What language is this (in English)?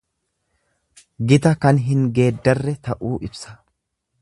Oromo